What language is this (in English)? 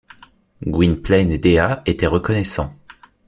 French